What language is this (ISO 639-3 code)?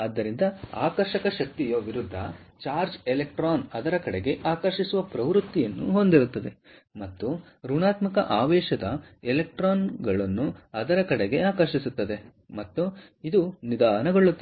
kan